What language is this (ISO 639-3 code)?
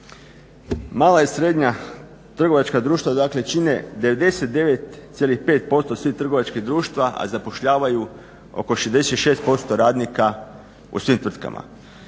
hrv